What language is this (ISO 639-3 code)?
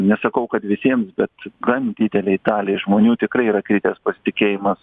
lit